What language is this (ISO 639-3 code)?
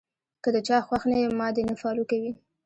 pus